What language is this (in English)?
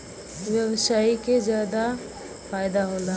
Bhojpuri